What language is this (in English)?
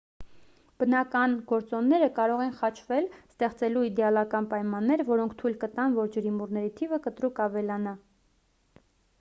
Armenian